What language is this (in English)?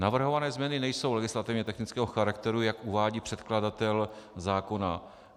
Czech